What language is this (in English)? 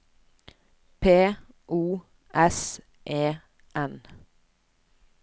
Norwegian